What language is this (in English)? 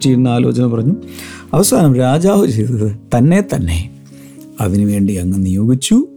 Malayalam